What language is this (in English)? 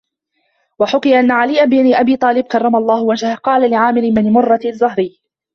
Arabic